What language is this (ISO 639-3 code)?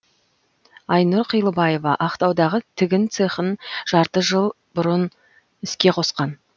kaz